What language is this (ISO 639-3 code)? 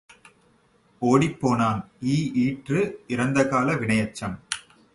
tam